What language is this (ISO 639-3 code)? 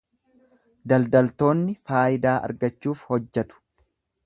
orm